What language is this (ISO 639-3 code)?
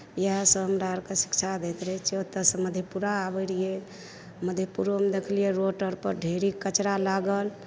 mai